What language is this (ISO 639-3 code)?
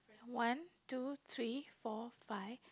eng